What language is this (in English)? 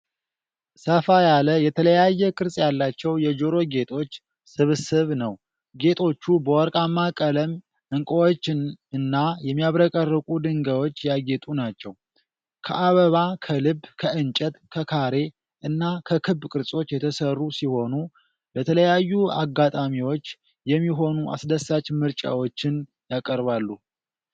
Amharic